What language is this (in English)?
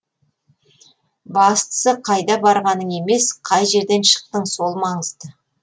Kazakh